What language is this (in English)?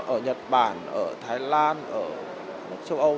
Vietnamese